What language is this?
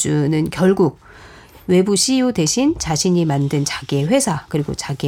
Korean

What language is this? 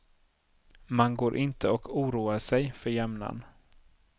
Swedish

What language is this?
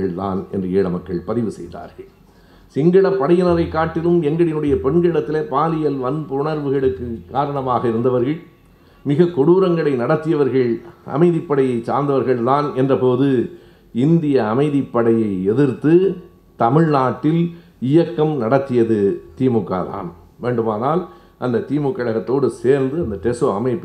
Tamil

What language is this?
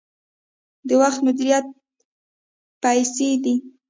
Pashto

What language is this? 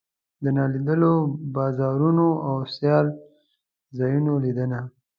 Pashto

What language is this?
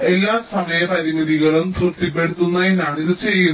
Malayalam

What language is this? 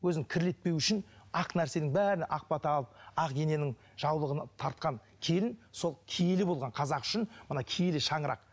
Kazakh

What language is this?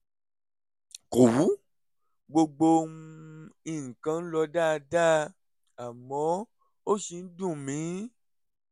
Yoruba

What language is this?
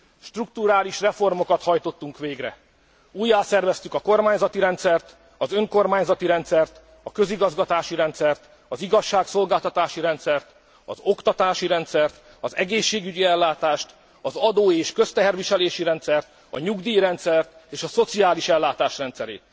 Hungarian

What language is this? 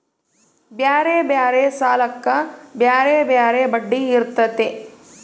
Kannada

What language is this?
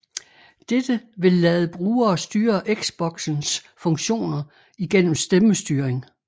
Danish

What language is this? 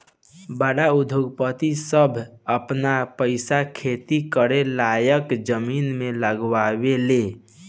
Bhojpuri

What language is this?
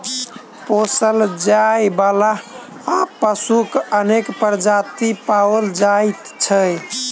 Maithili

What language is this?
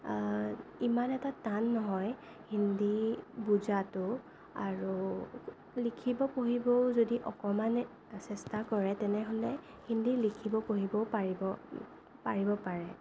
Assamese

